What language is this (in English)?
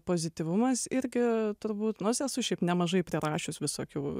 Lithuanian